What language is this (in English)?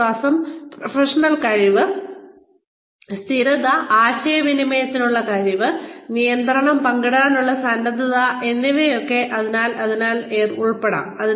Malayalam